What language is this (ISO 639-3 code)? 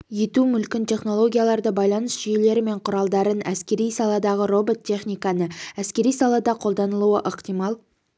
kaz